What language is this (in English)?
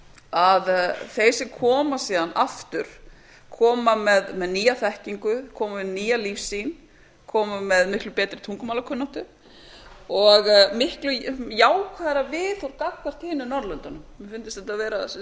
Icelandic